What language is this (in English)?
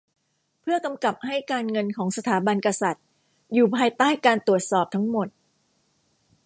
Thai